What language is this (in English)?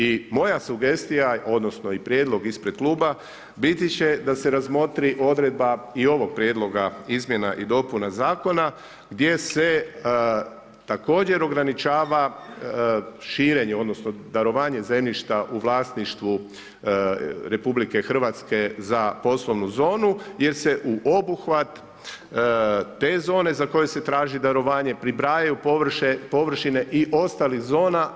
Croatian